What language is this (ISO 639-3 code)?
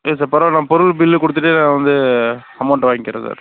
tam